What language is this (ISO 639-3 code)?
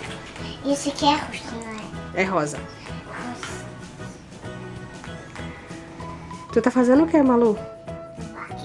por